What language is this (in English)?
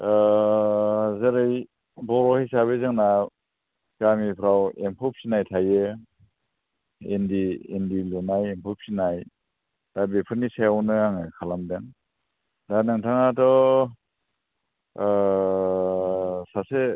Bodo